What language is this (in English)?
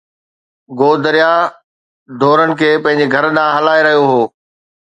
Sindhi